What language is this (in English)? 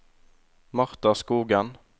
Norwegian